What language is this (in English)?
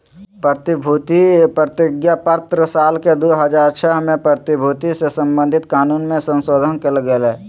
Magahi